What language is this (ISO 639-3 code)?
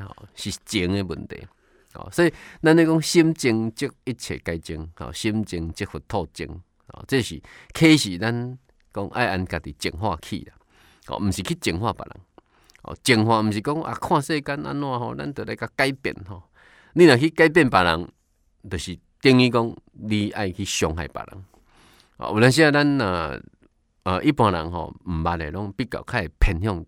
zho